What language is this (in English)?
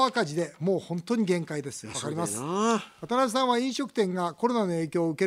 Japanese